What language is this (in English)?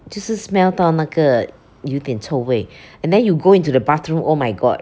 English